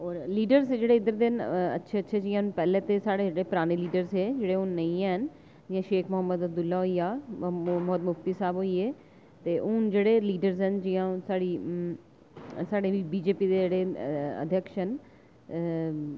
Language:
Dogri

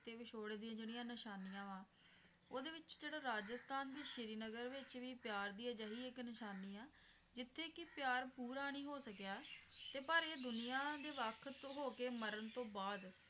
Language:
Punjabi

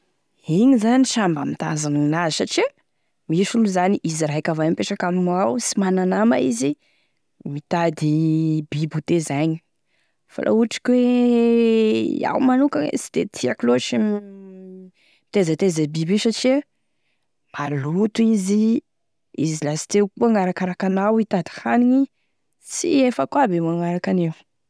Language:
Tesaka Malagasy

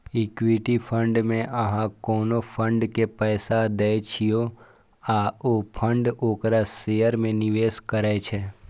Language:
Maithili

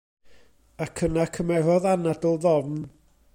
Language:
Welsh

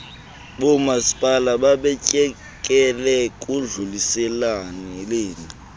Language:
Xhosa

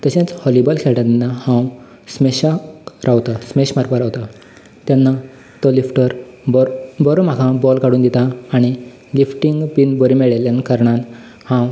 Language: Konkani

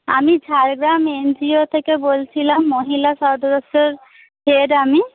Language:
Bangla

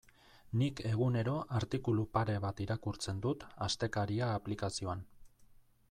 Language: Basque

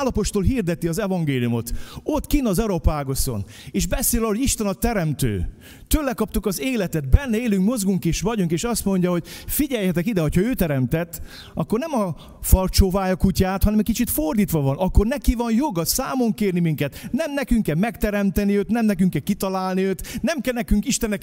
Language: Hungarian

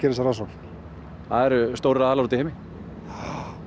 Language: Icelandic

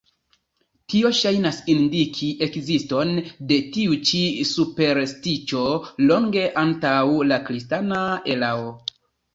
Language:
Esperanto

